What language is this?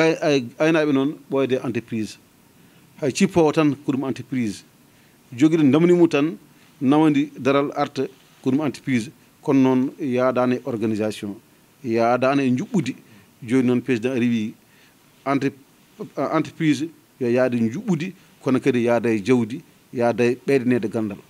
French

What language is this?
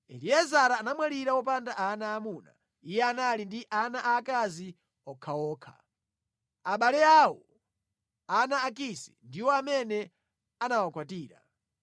Nyanja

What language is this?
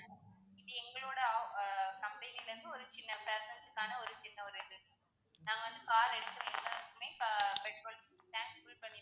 Tamil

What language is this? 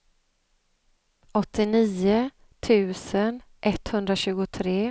Swedish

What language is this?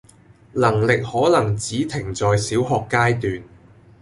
Cantonese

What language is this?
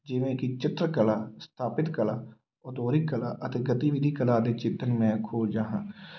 Punjabi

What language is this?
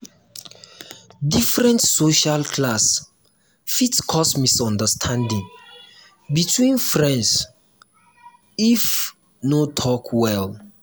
Nigerian Pidgin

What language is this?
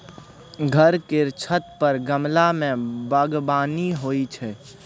Maithili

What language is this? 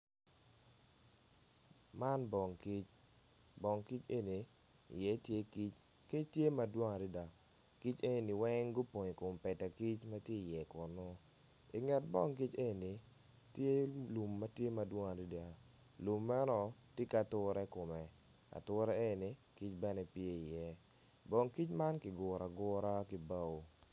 Acoli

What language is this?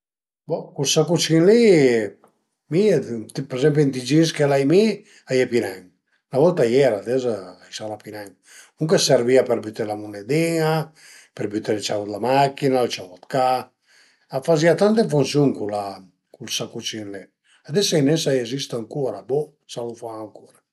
Piedmontese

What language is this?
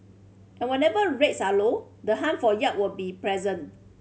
English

